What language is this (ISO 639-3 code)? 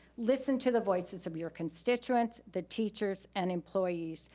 eng